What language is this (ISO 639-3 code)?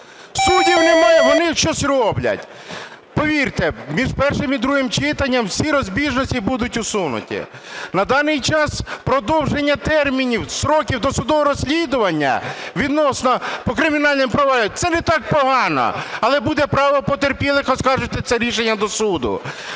ukr